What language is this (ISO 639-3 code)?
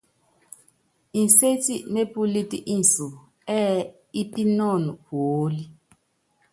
yav